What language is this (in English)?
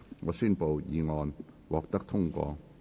Cantonese